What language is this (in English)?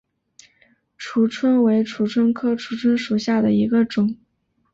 Chinese